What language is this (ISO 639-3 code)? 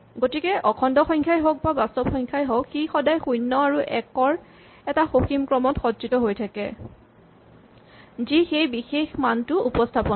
asm